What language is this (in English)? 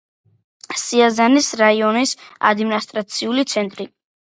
Georgian